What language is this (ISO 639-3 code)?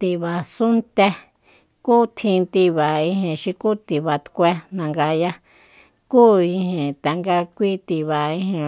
vmp